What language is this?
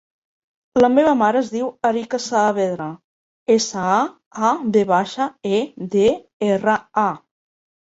Catalan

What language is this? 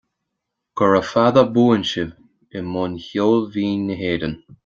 Irish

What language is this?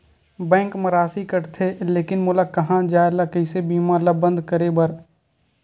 Chhattisgarhi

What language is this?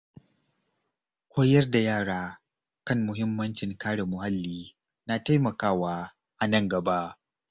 Hausa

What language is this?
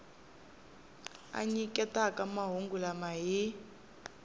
Tsonga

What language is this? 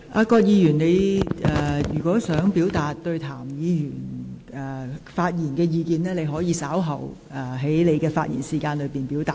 Cantonese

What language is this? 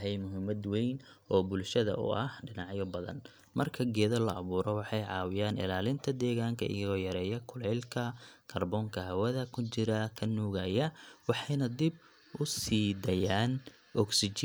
Somali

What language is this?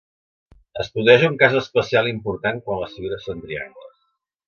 Catalan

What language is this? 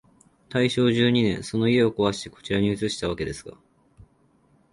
Japanese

